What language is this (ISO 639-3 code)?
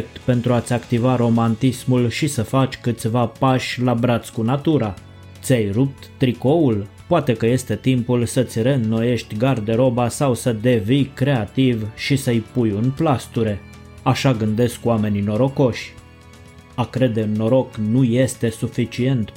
ron